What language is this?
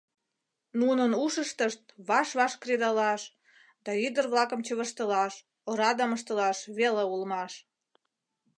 Mari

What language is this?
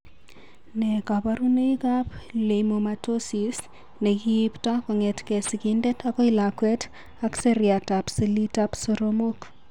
Kalenjin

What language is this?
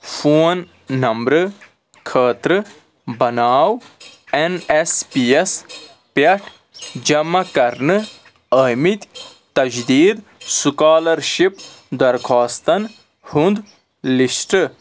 Kashmiri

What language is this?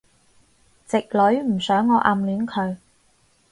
Cantonese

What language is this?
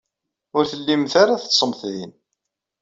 Kabyle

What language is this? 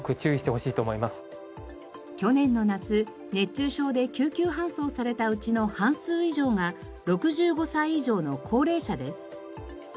Japanese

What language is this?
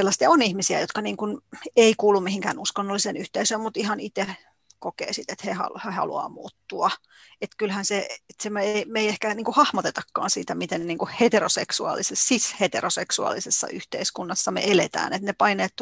Finnish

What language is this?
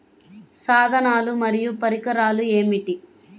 Telugu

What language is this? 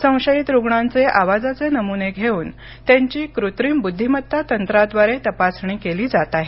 Marathi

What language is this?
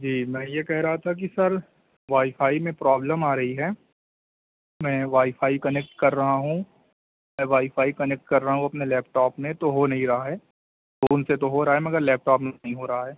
Urdu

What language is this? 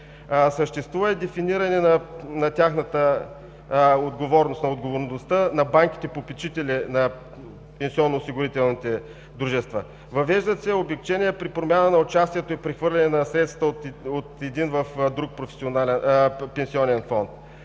Bulgarian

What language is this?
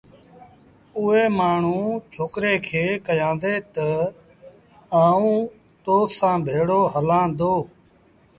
Sindhi Bhil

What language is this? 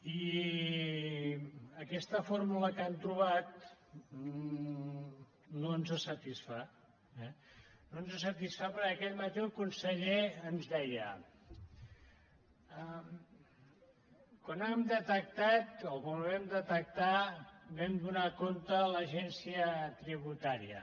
Catalan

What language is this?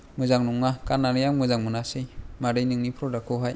Bodo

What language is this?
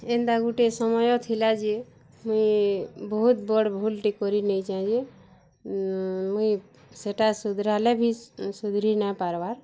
Odia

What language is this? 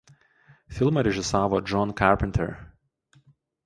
Lithuanian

